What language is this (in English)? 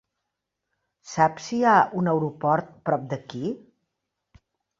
Catalan